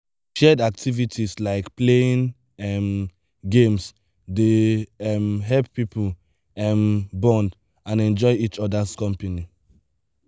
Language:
Nigerian Pidgin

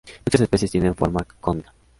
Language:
Spanish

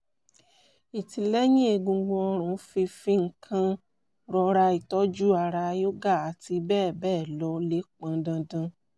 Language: Yoruba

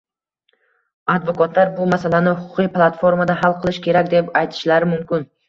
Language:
Uzbek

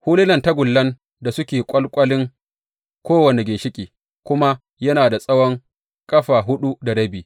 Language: Hausa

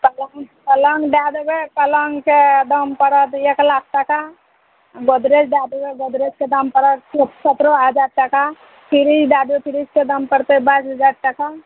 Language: Maithili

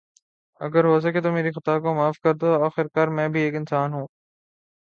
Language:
Urdu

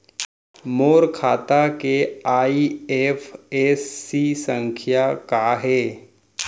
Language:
Chhattisgarhi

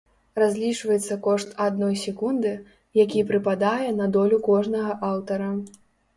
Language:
Belarusian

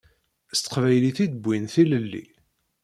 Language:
Kabyle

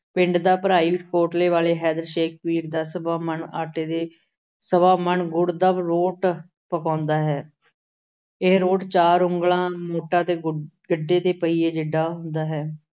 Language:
Punjabi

